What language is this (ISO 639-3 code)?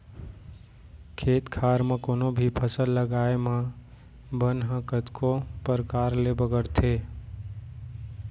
hne